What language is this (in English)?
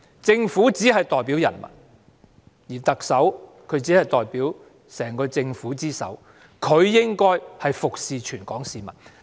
Cantonese